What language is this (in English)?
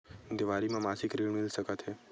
Chhattisgarhi